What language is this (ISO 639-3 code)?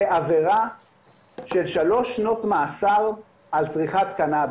heb